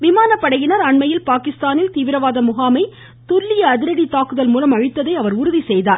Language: Tamil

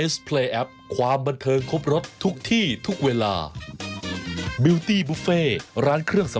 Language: Thai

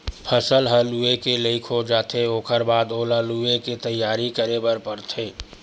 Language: Chhattisgarhi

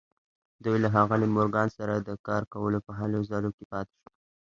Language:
Pashto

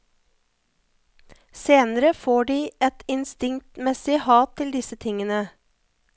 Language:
Norwegian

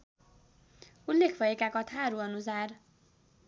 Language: Nepali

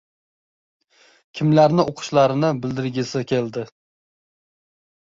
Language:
Uzbek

